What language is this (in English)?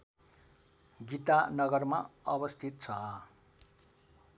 Nepali